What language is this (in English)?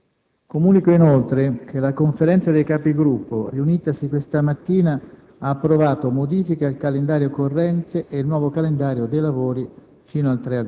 Italian